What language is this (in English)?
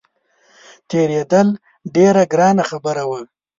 Pashto